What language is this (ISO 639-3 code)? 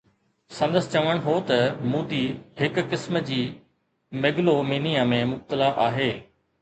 snd